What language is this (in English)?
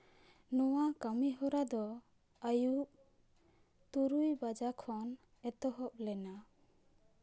Santali